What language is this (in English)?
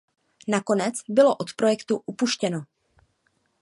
Czech